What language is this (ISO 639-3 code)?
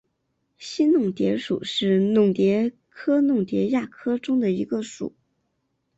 zho